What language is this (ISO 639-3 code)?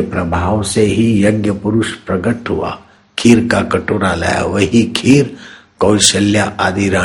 hin